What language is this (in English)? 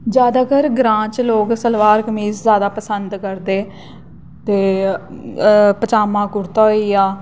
Dogri